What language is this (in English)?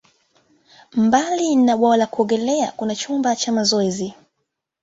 Swahili